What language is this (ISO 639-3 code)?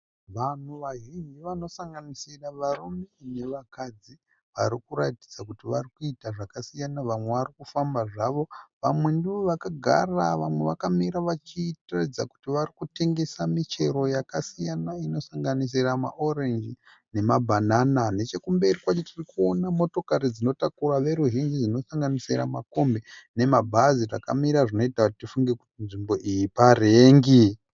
sna